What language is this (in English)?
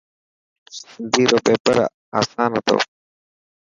Dhatki